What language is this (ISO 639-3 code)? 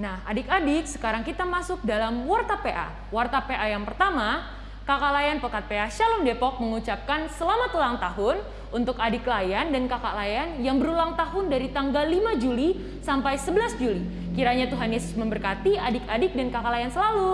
ind